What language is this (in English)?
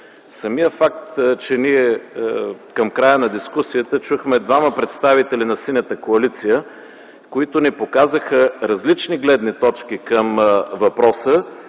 Bulgarian